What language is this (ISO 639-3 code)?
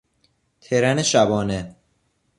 fas